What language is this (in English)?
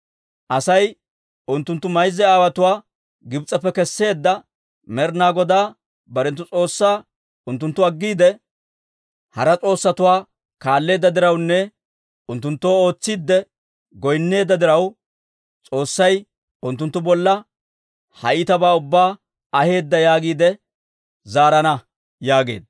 Dawro